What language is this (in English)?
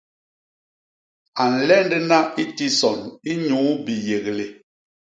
Basaa